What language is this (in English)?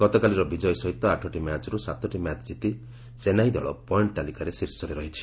Odia